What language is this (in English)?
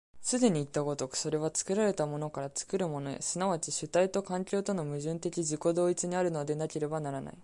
Japanese